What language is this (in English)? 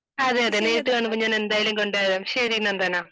Malayalam